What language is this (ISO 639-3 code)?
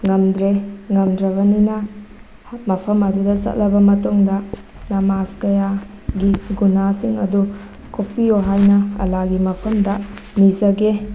mni